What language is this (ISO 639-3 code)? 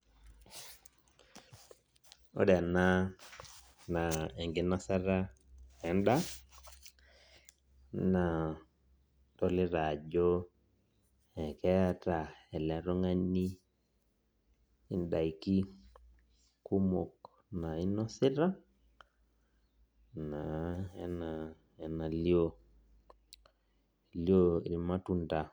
mas